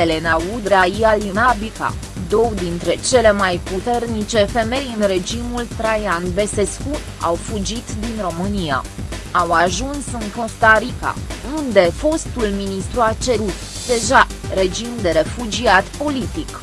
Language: Romanian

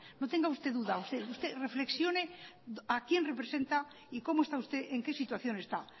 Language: Spanish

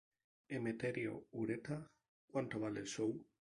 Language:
Spanish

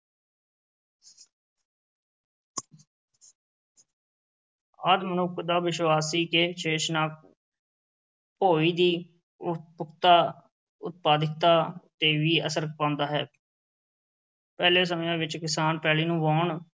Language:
Punjabi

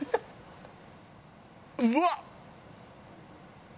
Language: Japanese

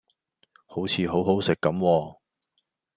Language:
Cantonese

